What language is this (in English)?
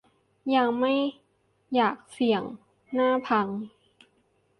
Thai